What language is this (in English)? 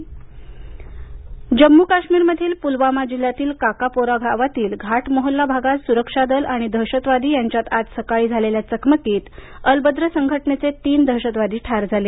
Marathi